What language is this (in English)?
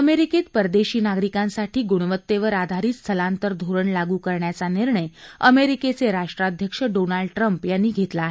Marathi